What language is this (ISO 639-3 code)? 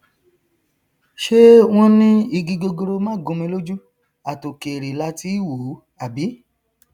yor